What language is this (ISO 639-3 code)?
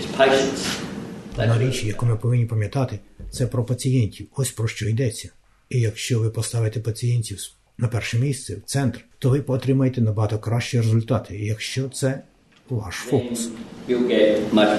ukr